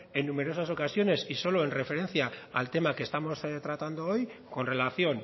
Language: Spanish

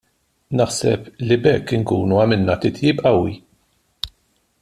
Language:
Maltese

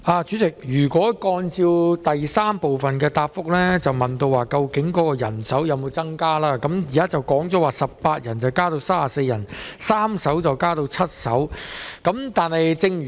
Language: Cantonese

